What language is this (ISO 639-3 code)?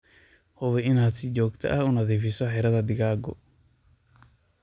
som